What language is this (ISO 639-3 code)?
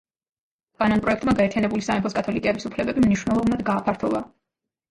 kat